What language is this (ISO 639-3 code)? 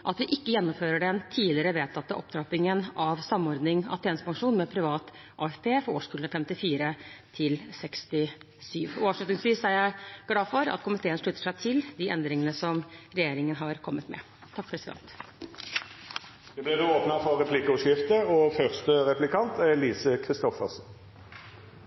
nor